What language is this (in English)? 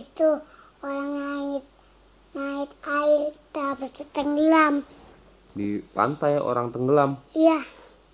Indonesian